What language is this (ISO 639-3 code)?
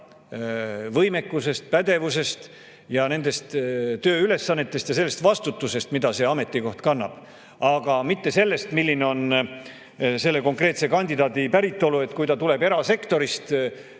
est